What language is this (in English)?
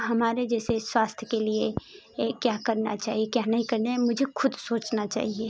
Hindi